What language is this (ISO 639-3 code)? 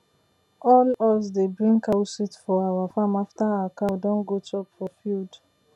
pcm